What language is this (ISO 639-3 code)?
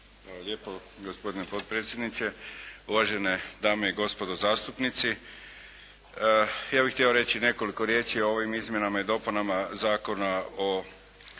hrv